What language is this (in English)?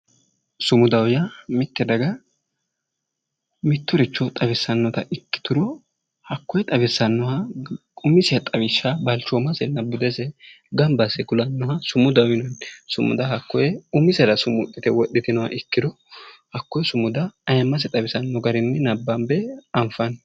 Sidamo